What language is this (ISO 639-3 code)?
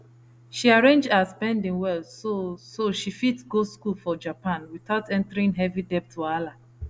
pcm